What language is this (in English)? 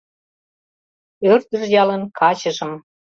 Mari